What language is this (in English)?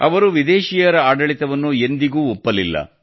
Kannada